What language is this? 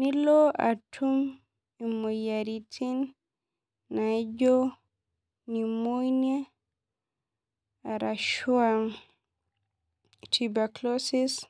Masai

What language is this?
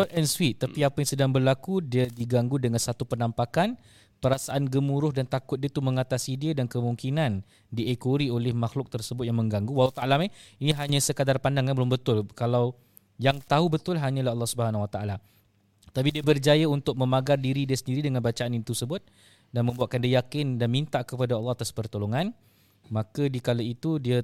Malay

